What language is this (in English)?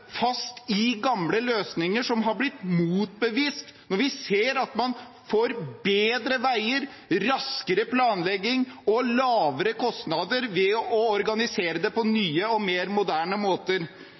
Norwegian Bokmål